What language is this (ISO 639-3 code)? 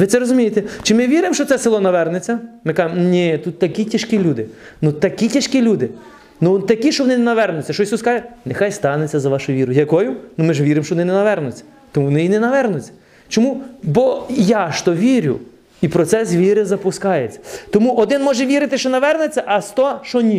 ukr